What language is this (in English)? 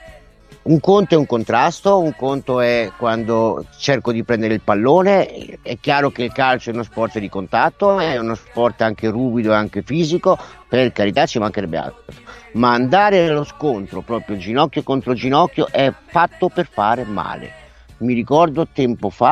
Italian